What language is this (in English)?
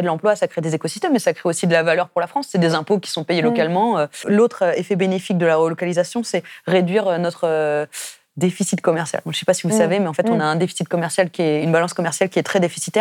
French